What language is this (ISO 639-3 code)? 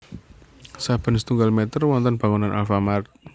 jav